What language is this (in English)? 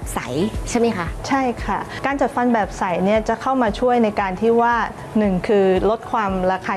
Thai